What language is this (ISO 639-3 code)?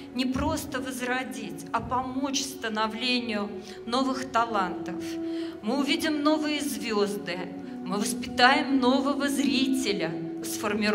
rus